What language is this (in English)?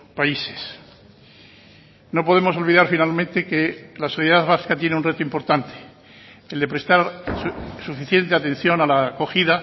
Spanish